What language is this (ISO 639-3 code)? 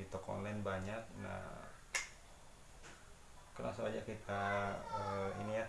ind